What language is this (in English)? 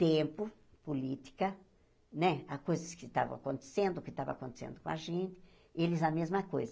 Portuguese